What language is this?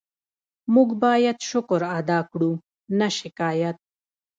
Pashto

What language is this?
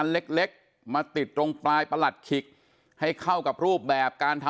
Thai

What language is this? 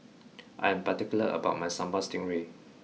English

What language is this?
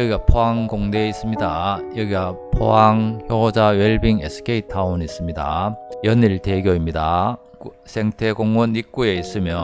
Korean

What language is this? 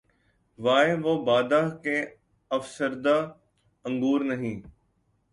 Urdu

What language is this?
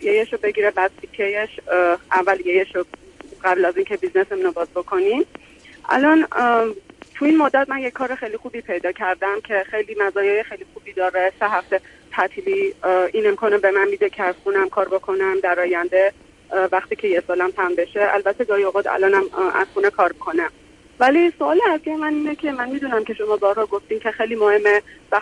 Persian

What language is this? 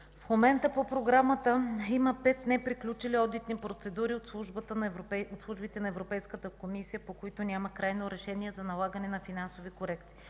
Bulgarian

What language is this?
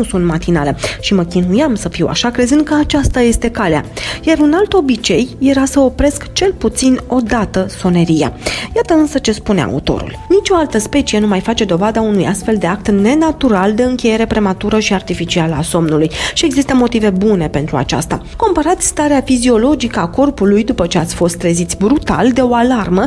Romanian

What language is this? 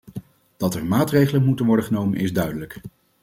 Dutch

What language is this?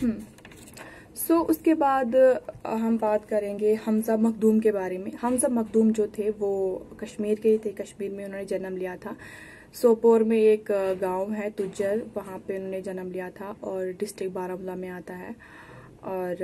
Hindi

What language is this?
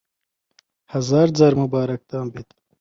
Central Kurdish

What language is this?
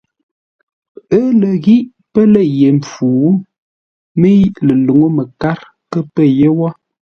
Ngombale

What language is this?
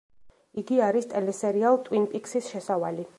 Georgian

